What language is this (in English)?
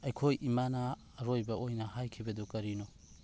Manipuri